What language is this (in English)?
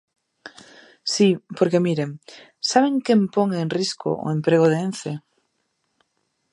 Galician